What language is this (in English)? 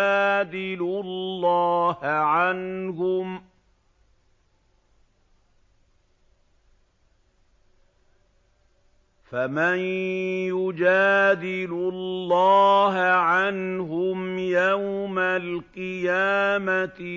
Arabic